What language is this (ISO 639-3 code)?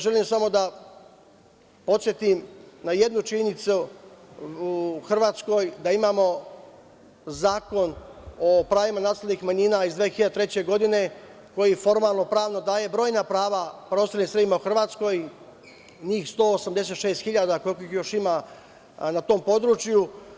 srp